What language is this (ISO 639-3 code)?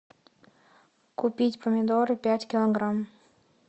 rus